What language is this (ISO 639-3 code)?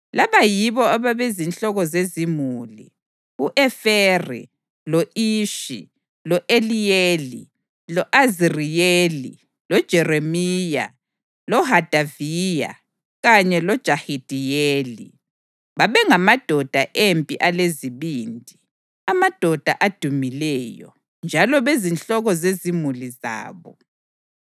nde